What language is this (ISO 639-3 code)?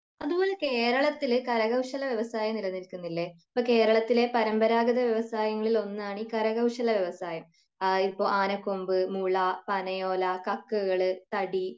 mal